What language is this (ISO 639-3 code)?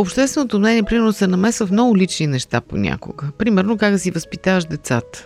bul